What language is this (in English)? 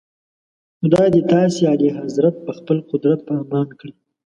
Pashto